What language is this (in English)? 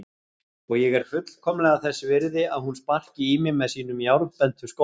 Icelandic